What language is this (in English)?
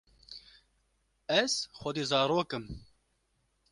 Kurdish